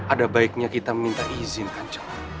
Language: Indonesian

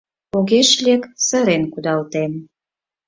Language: Mari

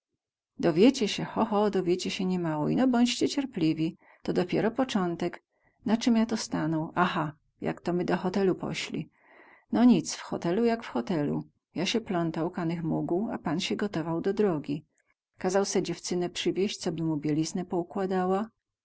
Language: Polish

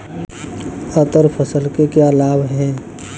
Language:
Hindi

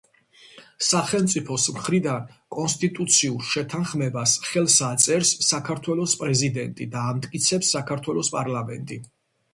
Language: Georgian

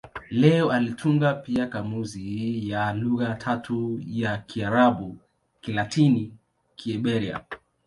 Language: Swahili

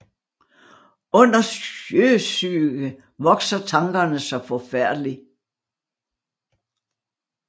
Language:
Danish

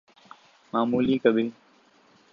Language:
Urdu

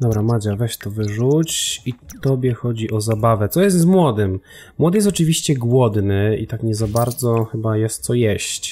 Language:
Polish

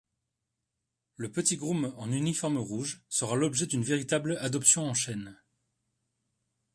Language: French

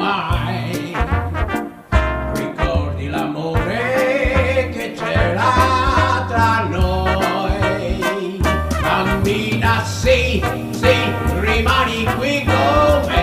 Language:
Italian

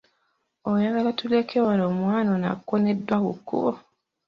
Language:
Ganda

